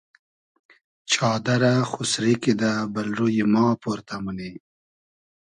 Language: Hazaragi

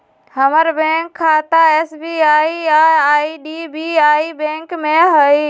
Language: Magahi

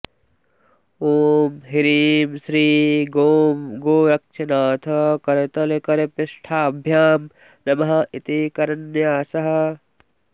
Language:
Sanskrit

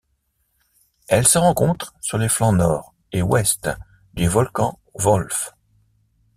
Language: French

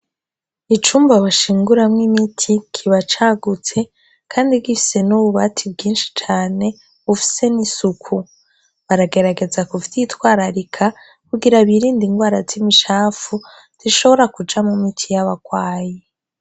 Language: Rundi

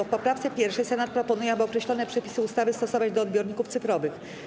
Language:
Polish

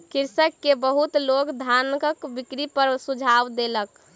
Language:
Maithili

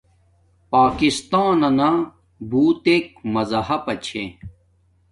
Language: Domaaki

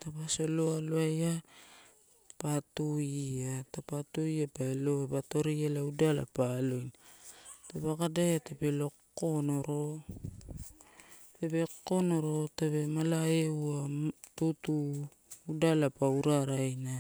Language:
Torau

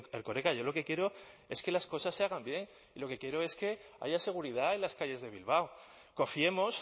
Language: Spanish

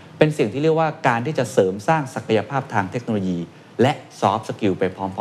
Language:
Thai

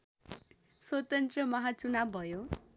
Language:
Nepali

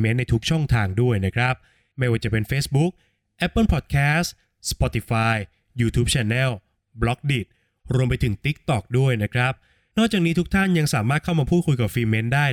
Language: Thai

